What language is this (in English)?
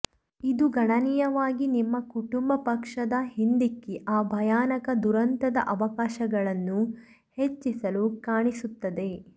Kannada